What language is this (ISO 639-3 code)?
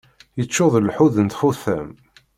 kab